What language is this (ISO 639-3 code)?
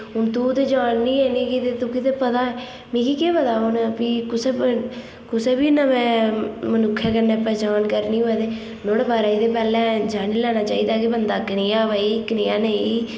doi